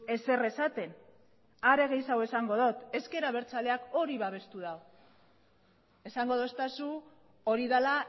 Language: Basque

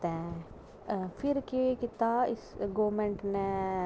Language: Dogri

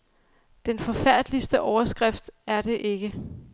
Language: Danish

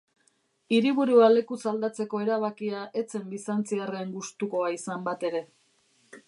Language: Basque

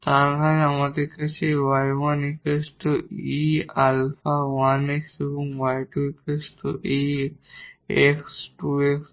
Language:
Bangla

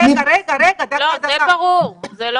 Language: Hebrew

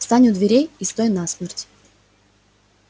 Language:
Russian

